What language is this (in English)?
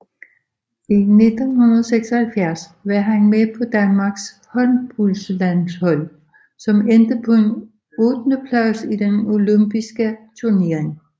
Danish